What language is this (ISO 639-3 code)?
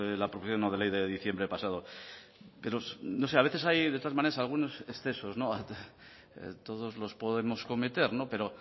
spa